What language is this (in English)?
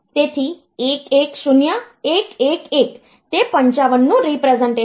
Gujarati